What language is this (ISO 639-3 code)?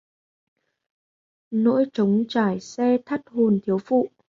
vie